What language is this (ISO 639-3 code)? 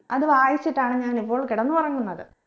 mal